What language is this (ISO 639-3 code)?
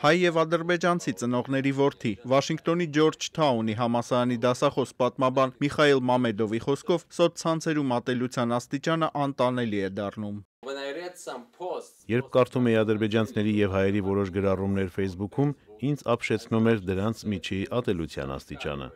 ron